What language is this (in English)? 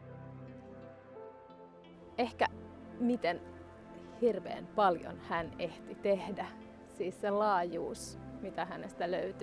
Finnish